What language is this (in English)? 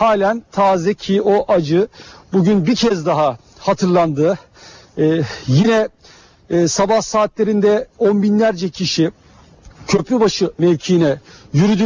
Turkish